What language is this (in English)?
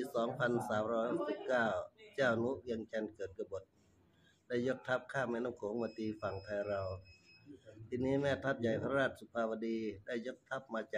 Thai